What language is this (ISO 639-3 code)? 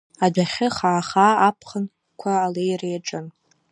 abk